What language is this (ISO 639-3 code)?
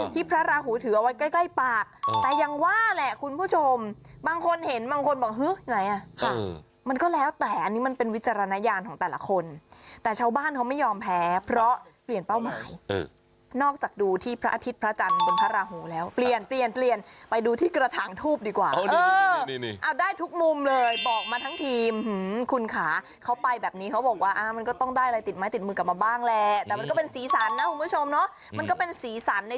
tha